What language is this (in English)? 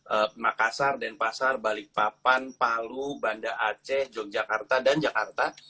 Indonesian